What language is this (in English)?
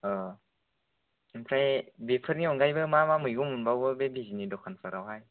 Bodo